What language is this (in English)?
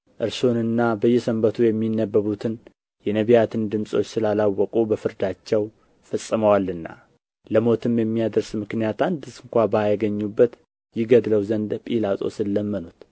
Amharic